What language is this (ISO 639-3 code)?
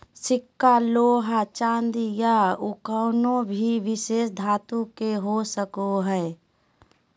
mag